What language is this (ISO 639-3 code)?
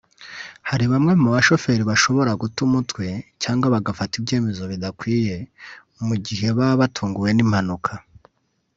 kin